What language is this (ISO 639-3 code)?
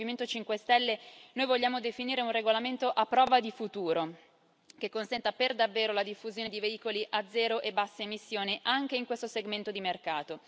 ita